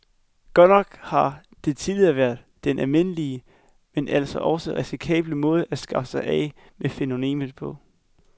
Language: Danish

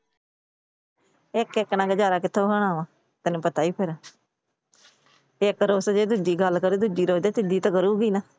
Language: Punjabi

